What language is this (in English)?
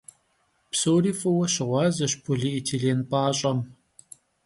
Kabardian